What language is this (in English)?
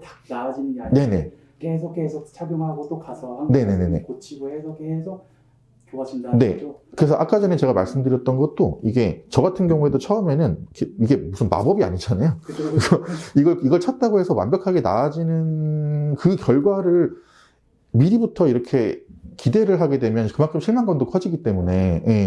Korean